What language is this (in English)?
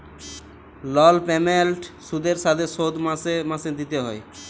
Bangla